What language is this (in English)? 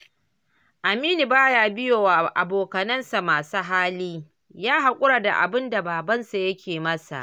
Hausa